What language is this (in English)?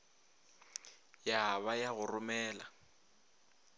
Northern Sotho